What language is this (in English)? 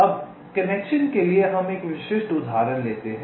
Hindi